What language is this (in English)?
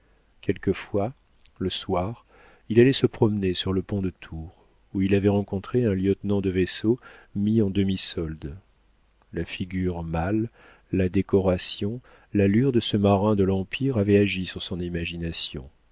French